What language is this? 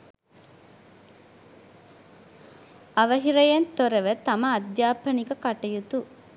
Sinhala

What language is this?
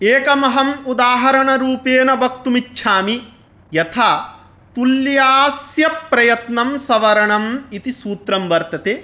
Sanskrit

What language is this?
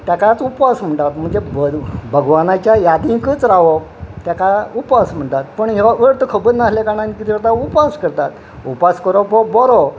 Konkani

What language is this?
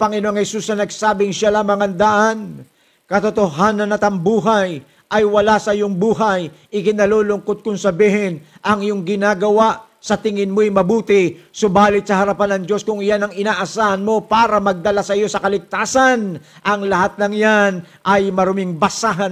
Filipino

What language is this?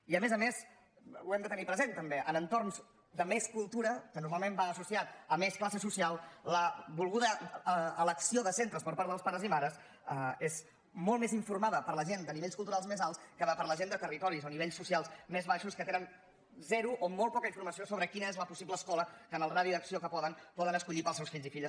Catalan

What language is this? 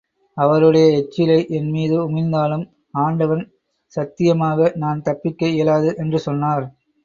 Tamil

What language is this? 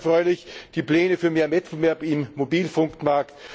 German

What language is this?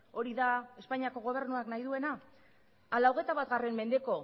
Basque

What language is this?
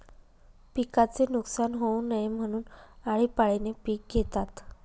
Marathi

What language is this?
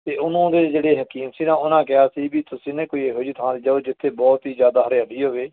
Punjabi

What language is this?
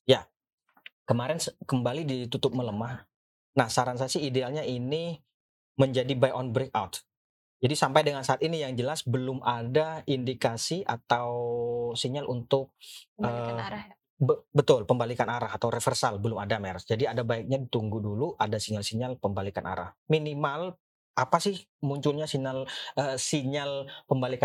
Indonesian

